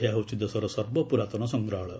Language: Odia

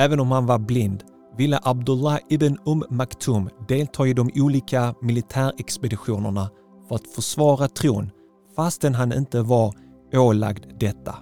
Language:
Swedish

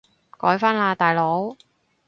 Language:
Cantonese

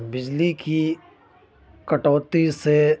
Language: Urdu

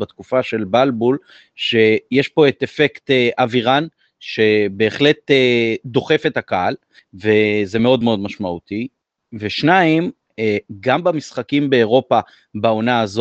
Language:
Hebrew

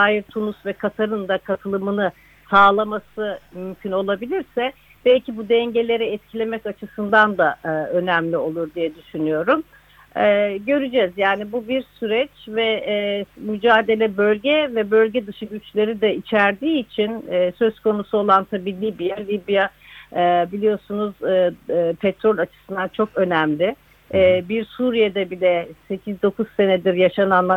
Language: Turkish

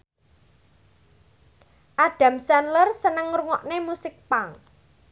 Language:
Javanese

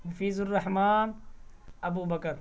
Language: Urdu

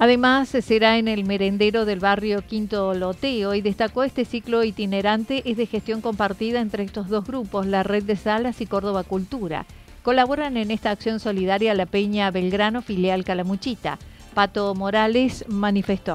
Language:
Spanish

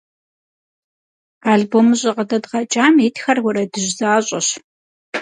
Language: Kabardian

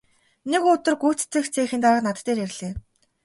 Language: Mongolian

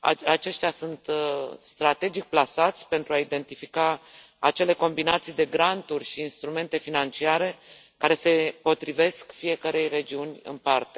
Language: Romanian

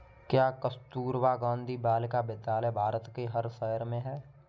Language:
Hindi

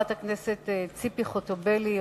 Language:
Hebrew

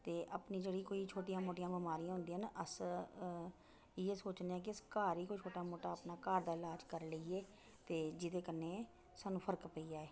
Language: Dogri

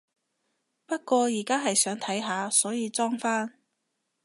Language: Cantonese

